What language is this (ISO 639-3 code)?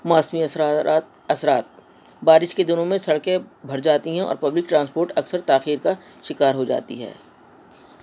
urd